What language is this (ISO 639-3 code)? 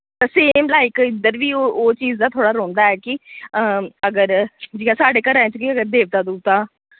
doi